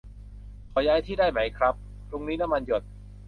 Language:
Thai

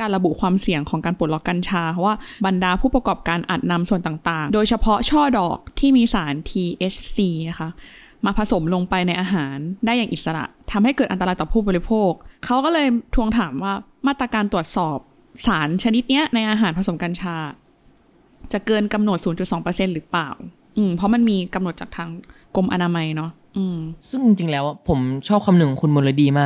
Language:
Thai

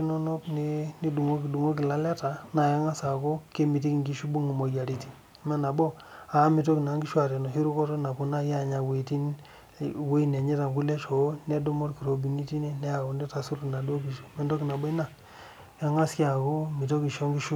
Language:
Masai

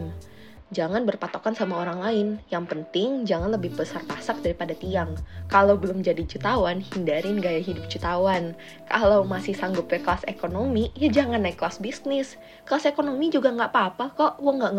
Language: Indonesian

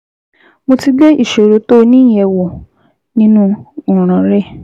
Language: Yoruba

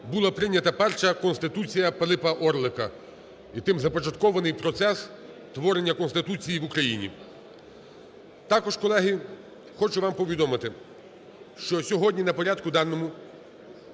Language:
Ukrainian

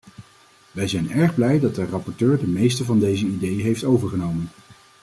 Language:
Dutch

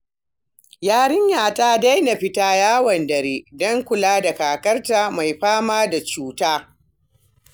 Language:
Hausa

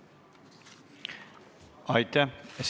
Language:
Estonian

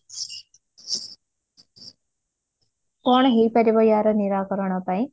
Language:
Odia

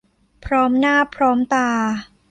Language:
Thai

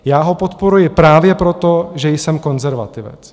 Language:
Czech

